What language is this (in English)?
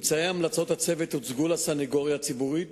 Hebrew